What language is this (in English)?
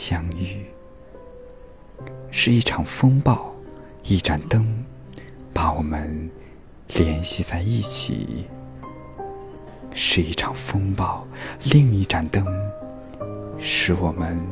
Chinese